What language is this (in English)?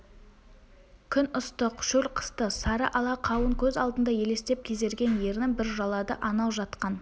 Kazakh